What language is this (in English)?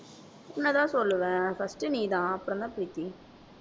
Tamil